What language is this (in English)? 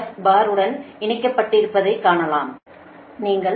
Tamil